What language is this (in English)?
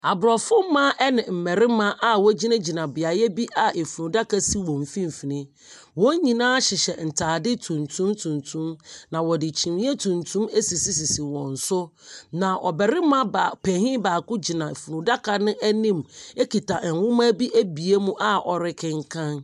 Akan